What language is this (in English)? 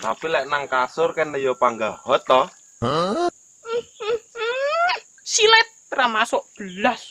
Indonesian